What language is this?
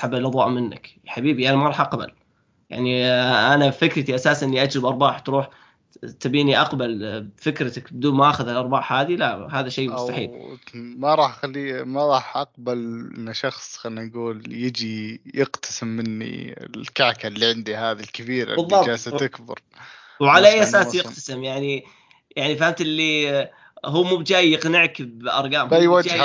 Arabic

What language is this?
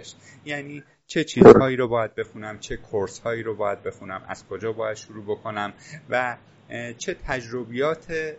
Persian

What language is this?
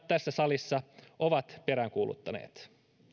Finnish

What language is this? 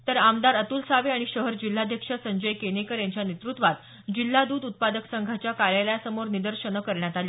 Marathi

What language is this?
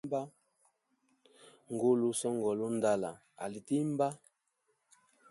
Hemba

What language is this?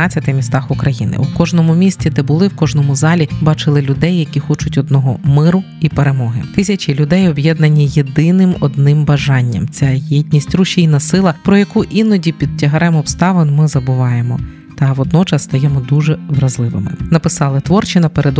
Ukrainian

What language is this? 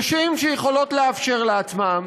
Hebrew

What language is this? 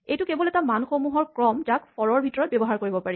Assamese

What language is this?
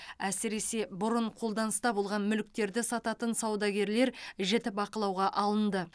Kazakh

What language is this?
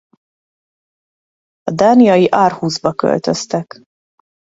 Hungarian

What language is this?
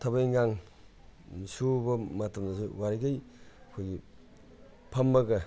Manipuri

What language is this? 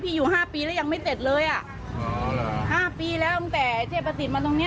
Thai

